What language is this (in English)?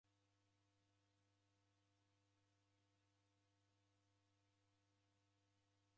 Taita